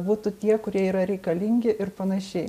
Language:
Lithuanian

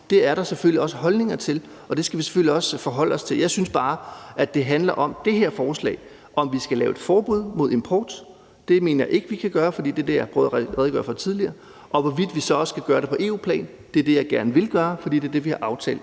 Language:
Danish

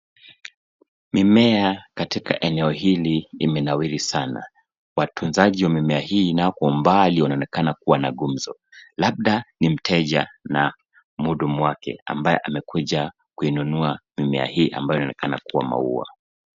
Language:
Swahili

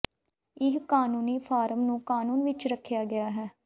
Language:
Punjabi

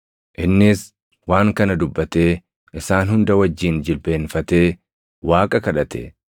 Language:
Oromo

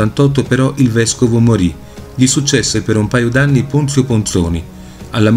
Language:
Italian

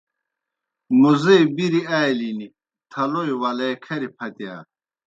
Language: Kohistani Shina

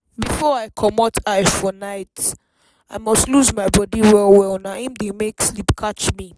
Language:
Nigerian Pidgin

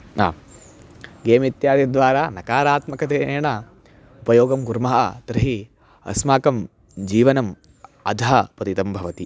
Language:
Sanskrit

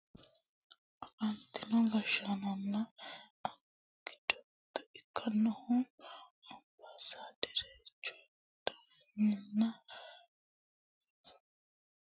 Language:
Sidamo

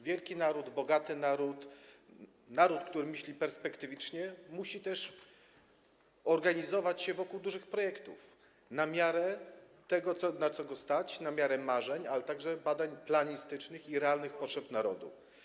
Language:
Polish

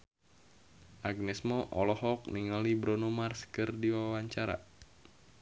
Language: Sundanese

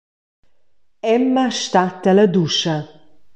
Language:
Romansh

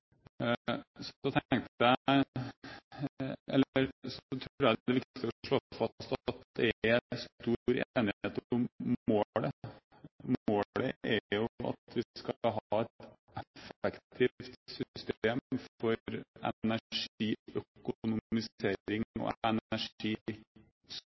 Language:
Norwegian Bokmål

